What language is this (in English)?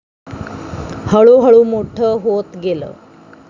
Marathi